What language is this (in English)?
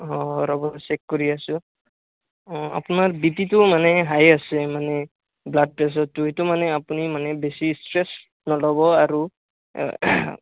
Assamese